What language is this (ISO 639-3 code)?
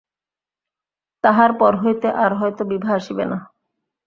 ben